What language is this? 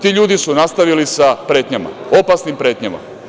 Serbian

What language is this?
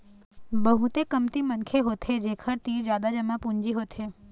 Chhattisgarhi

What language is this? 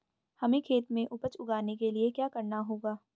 Hindi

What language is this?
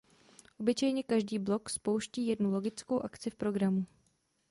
Czech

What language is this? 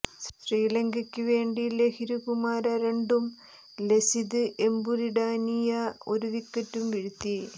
Malayalam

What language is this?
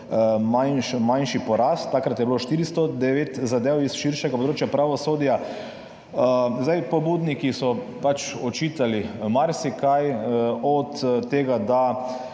Slovenian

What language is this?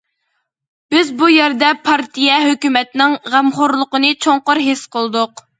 Uyghur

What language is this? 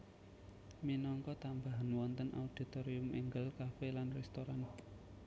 Javanese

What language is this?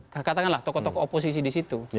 Indonesian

